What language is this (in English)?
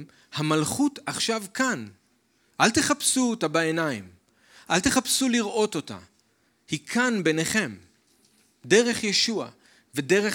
Hebrew